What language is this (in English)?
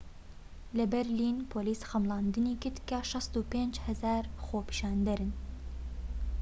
Central Kurdish